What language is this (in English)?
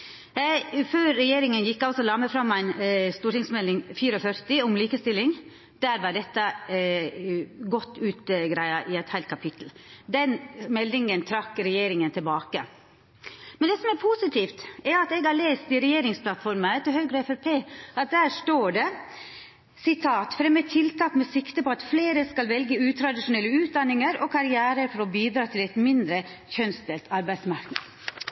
Norwegian Nynorsk